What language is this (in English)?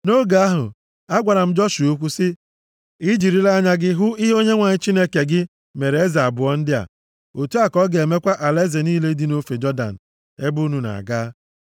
Igbo